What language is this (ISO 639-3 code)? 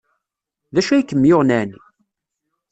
kab